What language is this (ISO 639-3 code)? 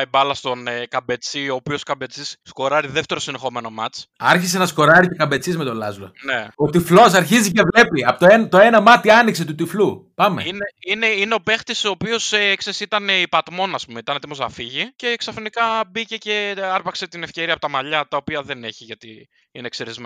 ell